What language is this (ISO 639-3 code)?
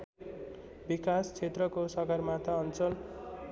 nep